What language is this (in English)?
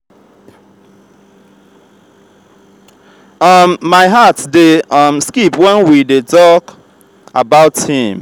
Nigerian Pidgin